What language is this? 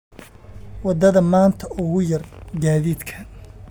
Somali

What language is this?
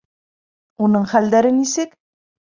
Bashkir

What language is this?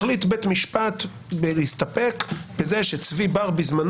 Hebrew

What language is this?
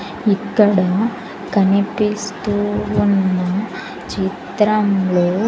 Telugu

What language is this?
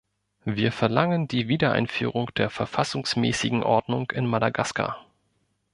German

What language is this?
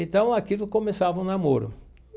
Portuguese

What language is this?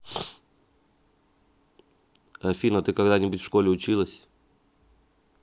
Russian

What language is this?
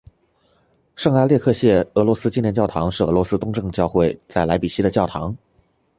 Chinese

